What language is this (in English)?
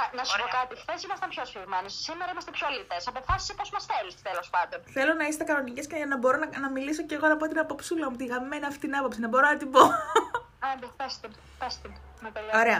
Greek